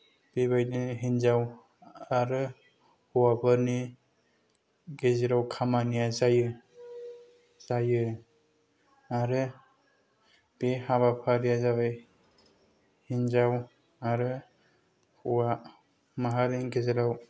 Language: Bodo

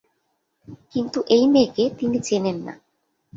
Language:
Bangla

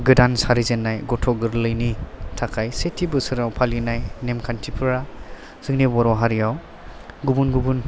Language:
Bodo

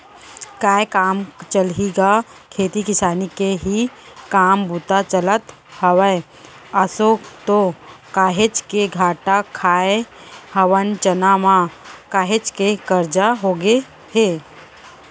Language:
Chhattisgarhi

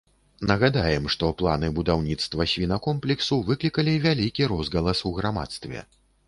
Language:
Belarusian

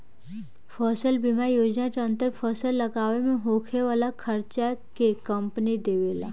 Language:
Bhojpuri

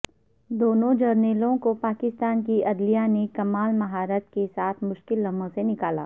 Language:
Urdu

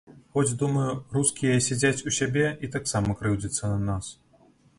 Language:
Belarusian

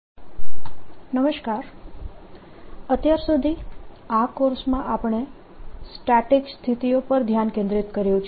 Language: Gujarati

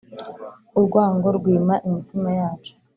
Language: Kinyarwanda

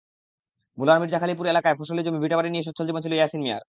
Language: Bangla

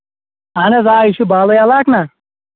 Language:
Kashmiri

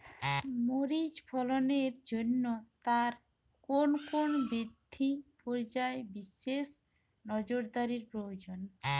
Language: Bangla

